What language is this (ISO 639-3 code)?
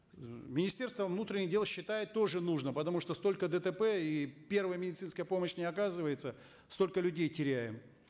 kaz